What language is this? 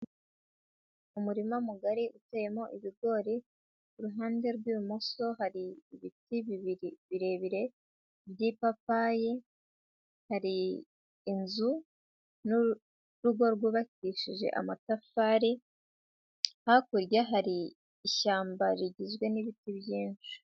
Kinyarwanda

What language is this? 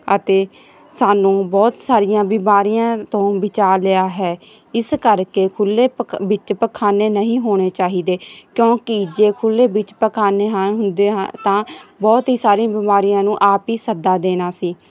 Punjabi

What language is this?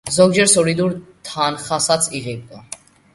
Georgian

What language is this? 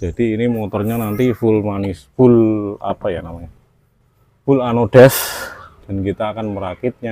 Indonesian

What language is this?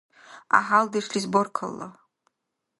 Dargwa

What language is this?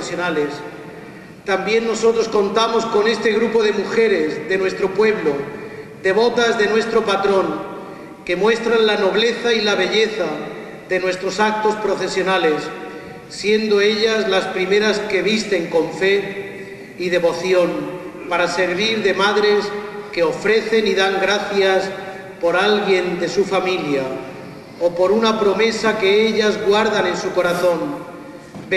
Spanish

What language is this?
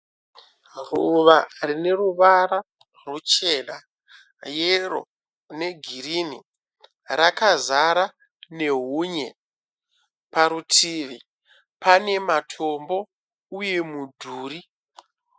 Shona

